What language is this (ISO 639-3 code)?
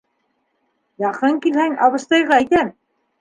bak